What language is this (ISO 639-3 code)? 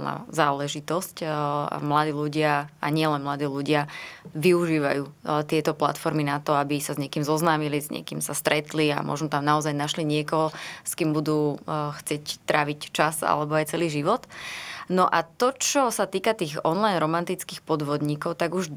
slk